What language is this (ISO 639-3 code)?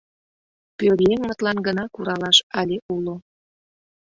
chm